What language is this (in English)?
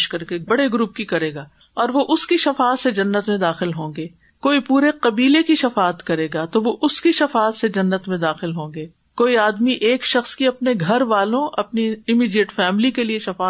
Urdu